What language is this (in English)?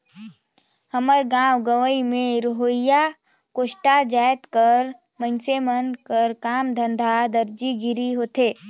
Chhattisgarhi